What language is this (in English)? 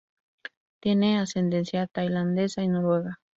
Spanish